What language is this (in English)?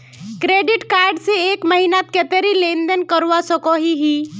Magahi